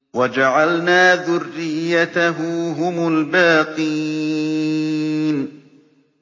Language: Arabic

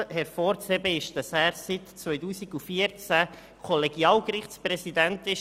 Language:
Swiss German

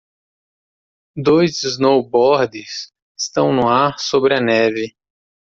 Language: Portuguese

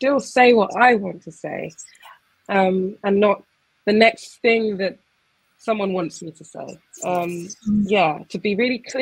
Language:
English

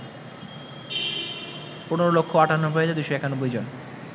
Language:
Bangla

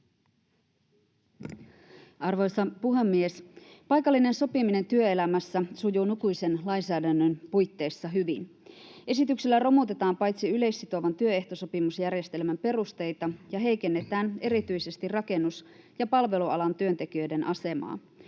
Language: Finnish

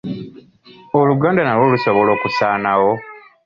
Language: Ganda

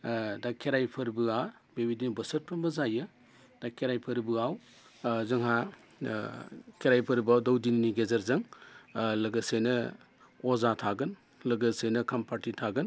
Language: Bodo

